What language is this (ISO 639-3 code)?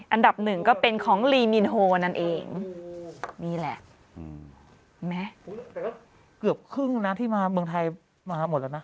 tha